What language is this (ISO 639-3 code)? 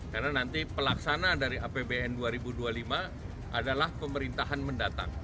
ind